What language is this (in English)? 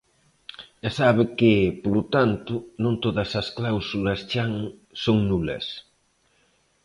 Galician